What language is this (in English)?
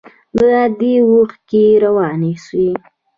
Pashto